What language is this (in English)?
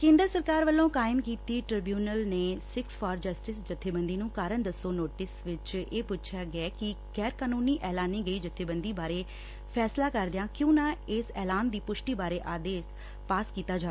Punjabi